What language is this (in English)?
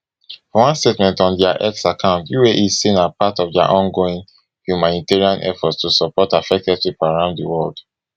Nigerian Pidgin